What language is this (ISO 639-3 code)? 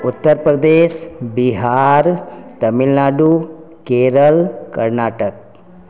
mai